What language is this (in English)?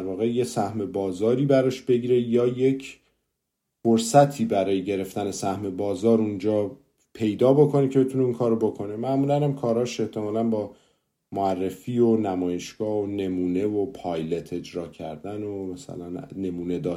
Persian